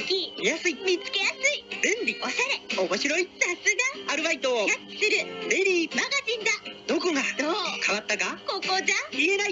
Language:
Japanese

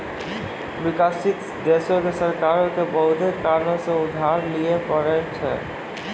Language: Maithili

